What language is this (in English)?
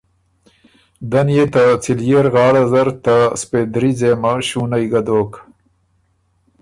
Ormuri